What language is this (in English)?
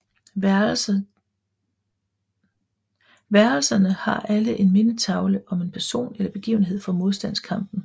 Danish